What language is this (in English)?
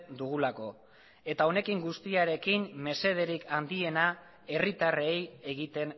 Basque